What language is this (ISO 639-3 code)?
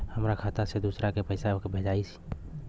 bho